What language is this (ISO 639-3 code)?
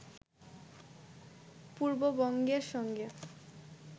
ben